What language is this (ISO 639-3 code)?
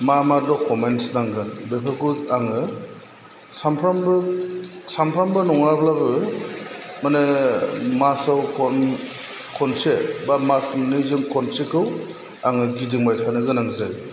brx